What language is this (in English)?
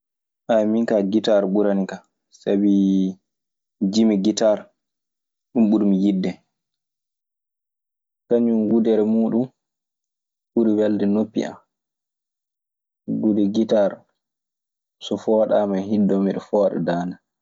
Maasina Fulfulde